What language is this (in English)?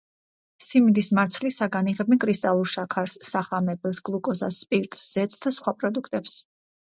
Georgian